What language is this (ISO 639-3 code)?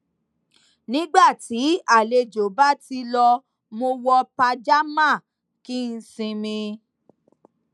yor